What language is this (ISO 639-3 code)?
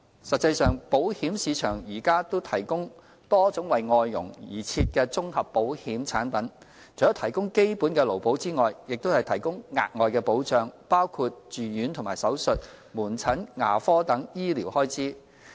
yue